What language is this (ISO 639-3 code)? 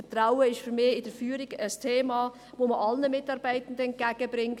gsw